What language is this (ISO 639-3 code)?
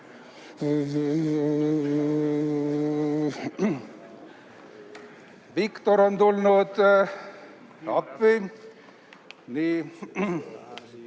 est